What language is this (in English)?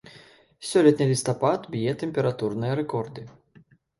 Belarusian